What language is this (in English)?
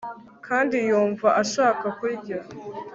Kinyarwanda